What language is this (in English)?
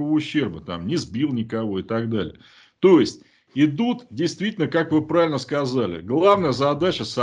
Russian